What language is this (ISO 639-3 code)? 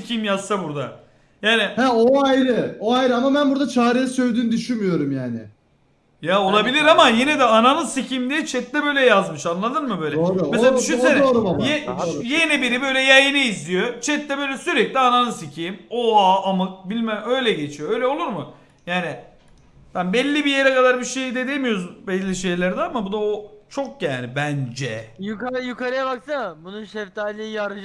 tur